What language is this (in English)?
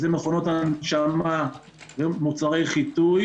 Hebrew